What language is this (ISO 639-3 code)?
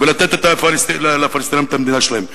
heb